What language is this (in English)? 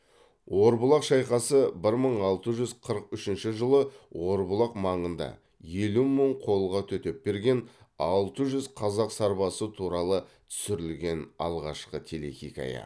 Kazakh